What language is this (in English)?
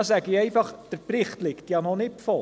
Swiss German